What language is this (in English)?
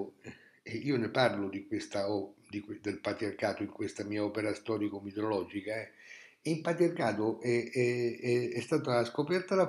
Italian